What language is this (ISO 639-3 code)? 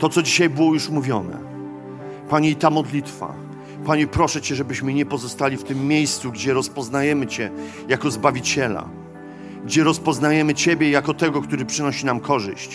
pol